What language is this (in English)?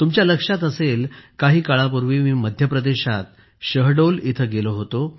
Marathi